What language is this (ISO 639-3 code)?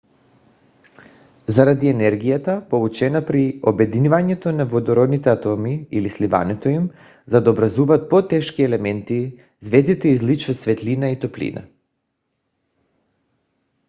bul